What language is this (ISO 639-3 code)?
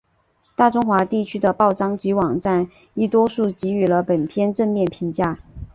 zho